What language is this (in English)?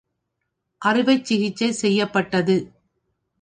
Tamil